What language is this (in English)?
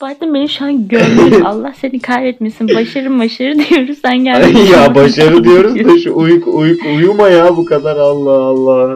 Turkish